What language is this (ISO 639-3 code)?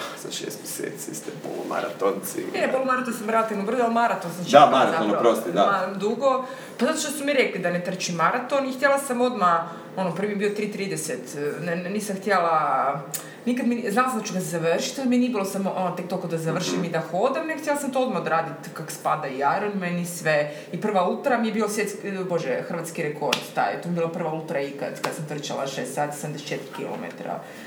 hrv